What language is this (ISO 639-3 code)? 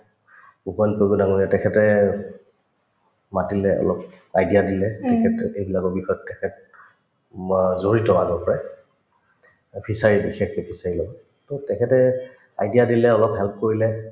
asm